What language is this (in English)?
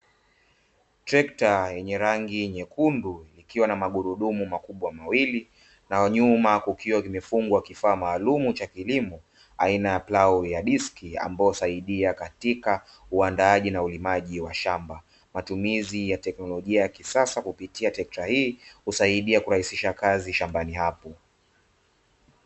Swahili